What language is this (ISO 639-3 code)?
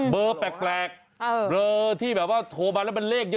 tha